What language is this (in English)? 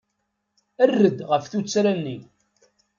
Kabyle